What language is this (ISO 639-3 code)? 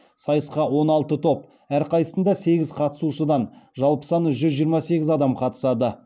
kaz